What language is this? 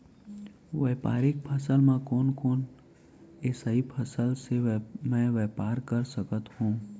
Chhattisgarhi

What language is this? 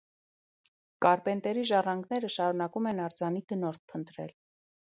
Armenian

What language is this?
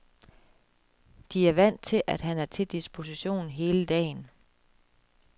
Danish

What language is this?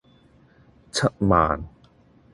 Cantonese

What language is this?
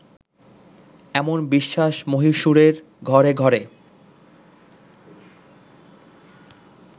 Bangla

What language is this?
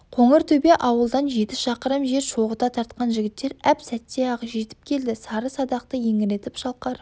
Kazakh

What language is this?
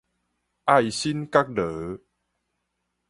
Min Nan Chinese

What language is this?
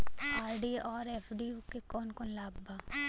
Bhojpuri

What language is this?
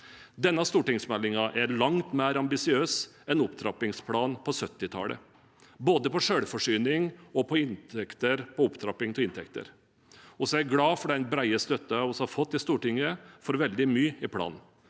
Norwegian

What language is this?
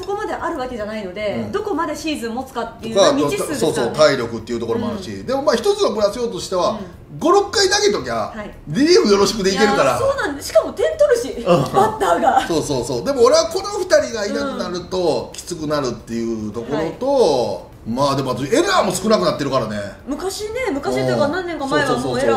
Japanese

